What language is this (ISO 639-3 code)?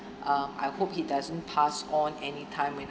eng